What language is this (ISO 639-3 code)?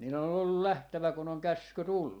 fin